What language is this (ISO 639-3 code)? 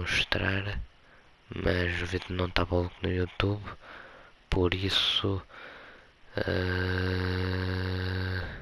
por